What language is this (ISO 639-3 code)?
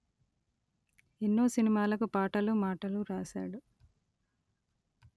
tel